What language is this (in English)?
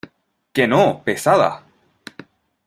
Spanish